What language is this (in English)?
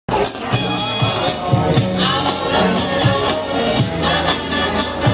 Thai